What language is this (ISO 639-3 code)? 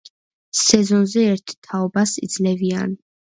kat